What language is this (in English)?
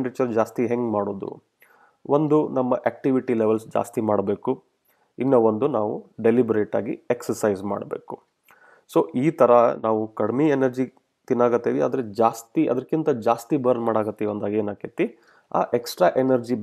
Kannada